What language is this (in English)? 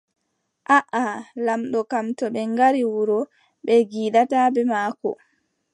Adamawa Fulfulde